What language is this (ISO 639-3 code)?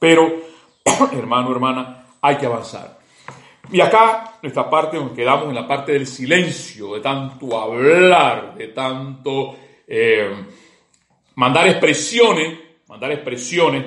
spa